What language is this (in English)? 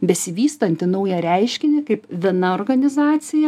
Lithuanian